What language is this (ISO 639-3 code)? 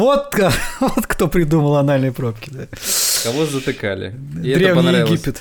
rus